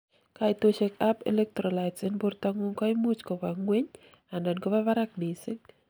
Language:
Kalenjin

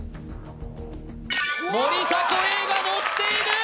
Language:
Japanese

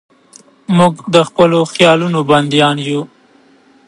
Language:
Pashto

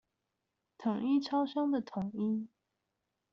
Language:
Chinese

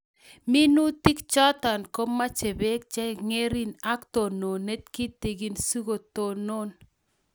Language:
Kalenjin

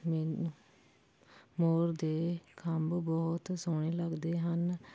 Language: Punjabi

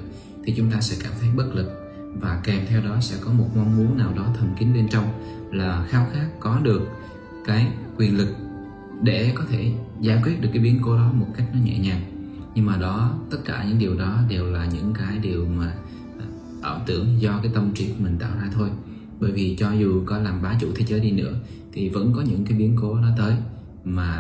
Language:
Vietnamese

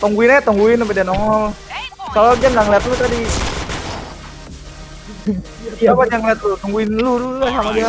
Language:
Indonesian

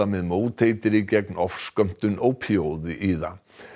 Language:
Icelandic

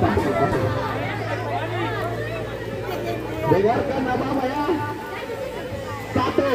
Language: Indonesian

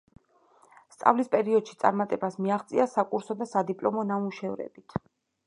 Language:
Georgian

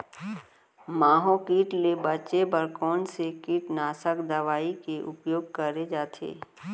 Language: Chhattisgarhi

